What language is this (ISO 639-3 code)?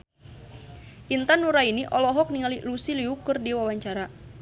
sun